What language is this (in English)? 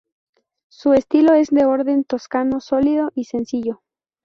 Spanish